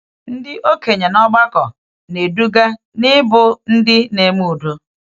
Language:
Igbo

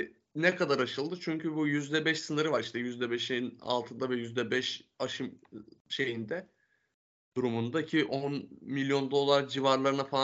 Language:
Turkish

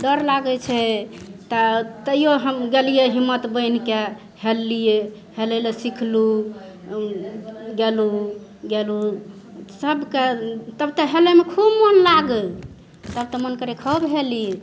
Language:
Maithili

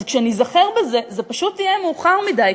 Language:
Hebrew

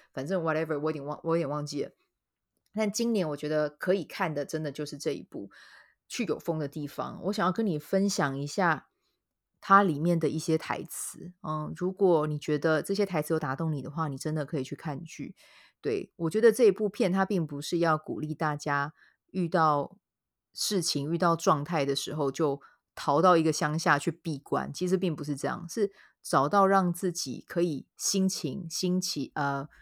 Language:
Chinese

